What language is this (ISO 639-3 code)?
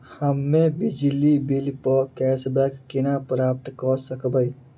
mai